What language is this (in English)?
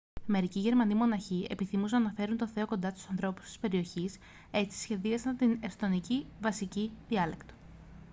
Greek